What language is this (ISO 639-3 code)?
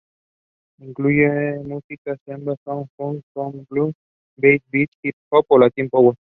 spa